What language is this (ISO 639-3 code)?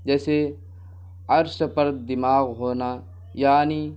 urd